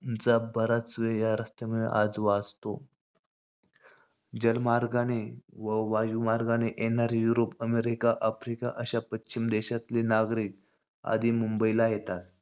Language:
Marathi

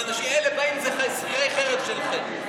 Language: Hebrew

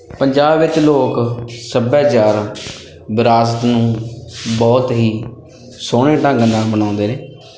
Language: Punjabi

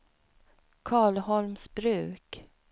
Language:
Swedish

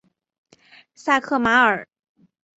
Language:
Chinese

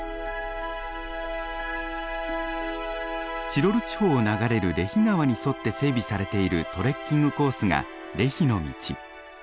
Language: Japanese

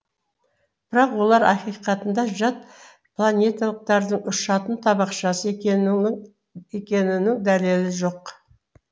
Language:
Kazakh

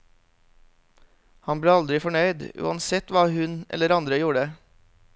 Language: Norwegian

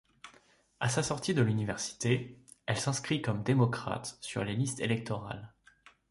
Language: French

